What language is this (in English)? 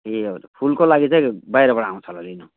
Nepali